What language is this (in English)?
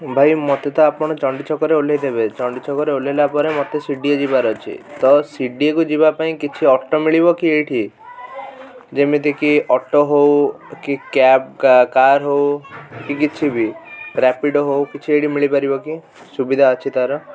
Odia